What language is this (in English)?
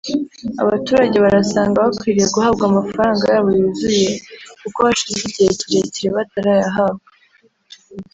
Kinyarwanda